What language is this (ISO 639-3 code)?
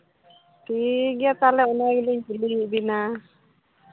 sat